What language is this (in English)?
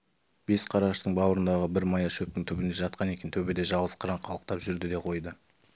Kazakh